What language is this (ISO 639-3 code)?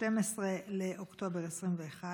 heb